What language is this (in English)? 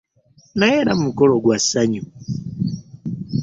Ganda